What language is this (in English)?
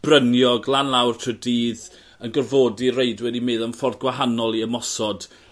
Welsh